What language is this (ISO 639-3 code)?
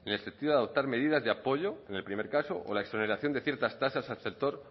spa